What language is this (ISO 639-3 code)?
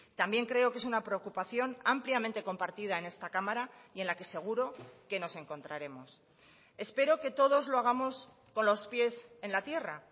spa